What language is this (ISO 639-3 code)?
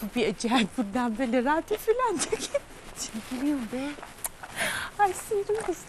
tur